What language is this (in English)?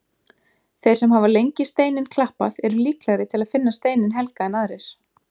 Icelandic